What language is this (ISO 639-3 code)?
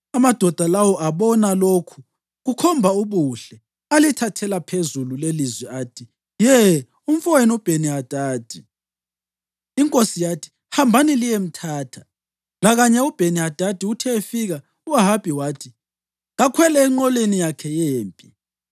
nde